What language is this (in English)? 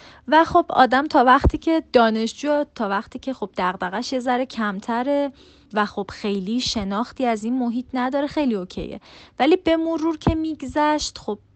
Persian